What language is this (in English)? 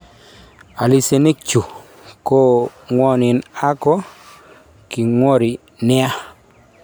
Kalenjin